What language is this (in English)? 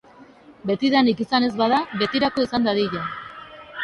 Basque